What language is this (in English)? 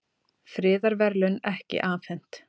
Icelandic